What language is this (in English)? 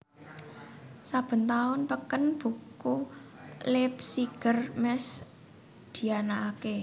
Javanese